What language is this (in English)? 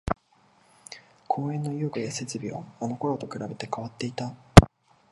Japanese